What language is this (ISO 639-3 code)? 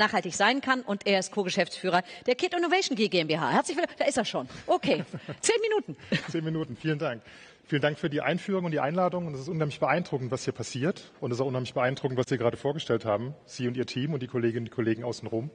deu